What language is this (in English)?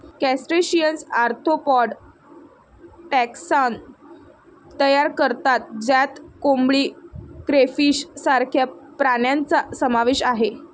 Marathi